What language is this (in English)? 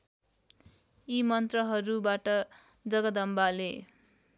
Nepali